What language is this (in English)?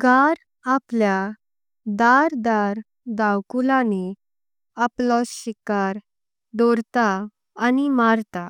Konkani